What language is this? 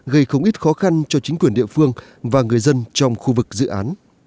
Vietnamese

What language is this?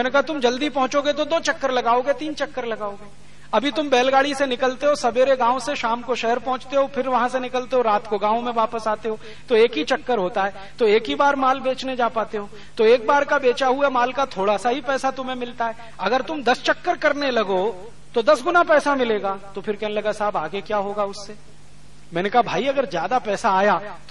Hindi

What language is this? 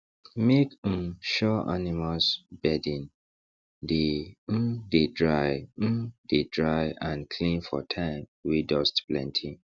Nigerian Pidgin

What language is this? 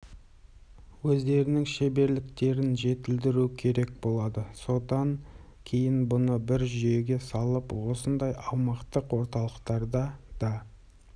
Kazakh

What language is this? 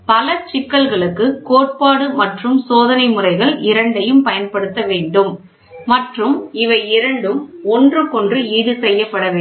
Tamil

